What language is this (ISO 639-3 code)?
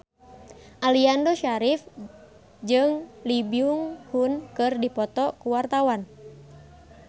sun